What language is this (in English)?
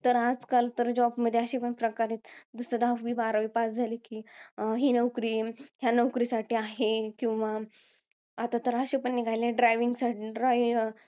Marathi